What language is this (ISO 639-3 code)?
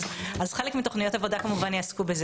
heb